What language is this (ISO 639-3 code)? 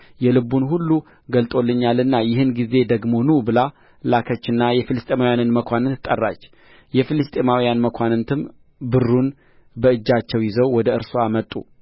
amh